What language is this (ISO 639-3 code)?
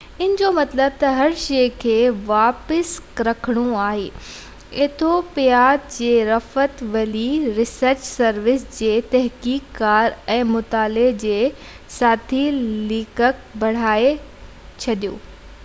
snd